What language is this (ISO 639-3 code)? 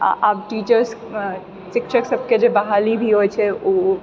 mai